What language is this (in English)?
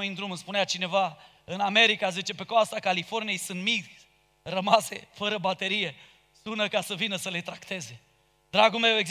Romanian